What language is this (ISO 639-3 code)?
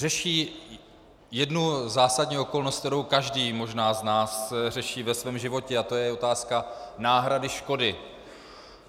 ces